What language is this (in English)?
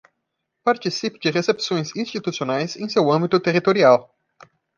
Portuguese